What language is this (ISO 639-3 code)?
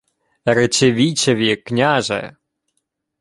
ukr